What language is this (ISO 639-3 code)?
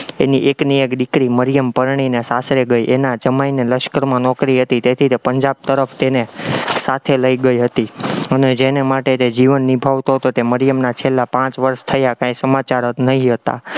guj